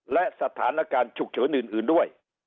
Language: Thai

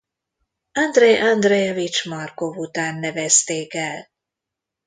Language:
Hungarian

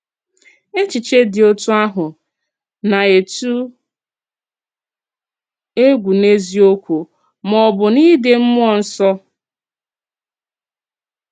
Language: Igbo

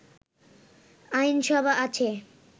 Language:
Bangla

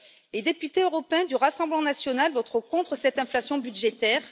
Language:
French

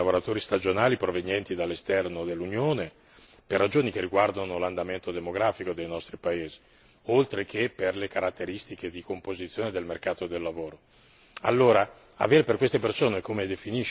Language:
Italian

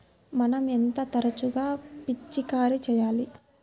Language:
Telugu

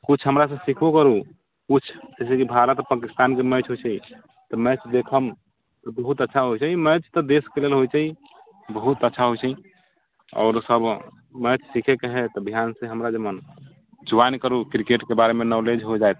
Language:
Maithili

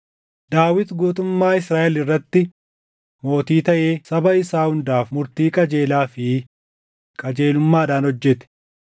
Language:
Oromo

